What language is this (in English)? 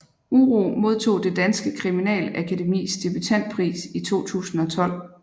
Danish